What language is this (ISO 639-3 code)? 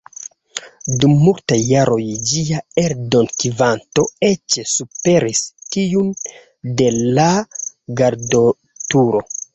epo